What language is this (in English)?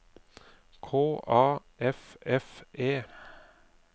Norwegian